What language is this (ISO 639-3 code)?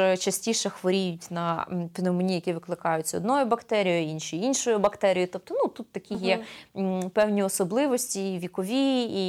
ukr